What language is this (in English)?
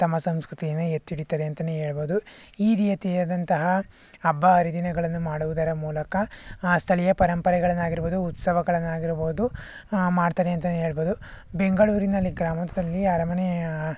Kannada